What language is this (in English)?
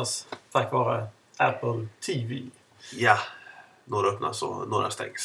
Swedish